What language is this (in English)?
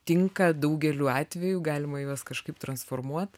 Lithuanian